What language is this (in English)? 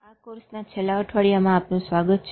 Gujarati